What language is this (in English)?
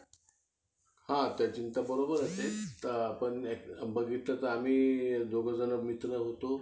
Marathi